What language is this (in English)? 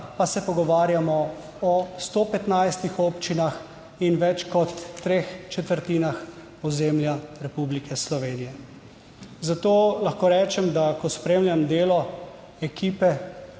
Slovenian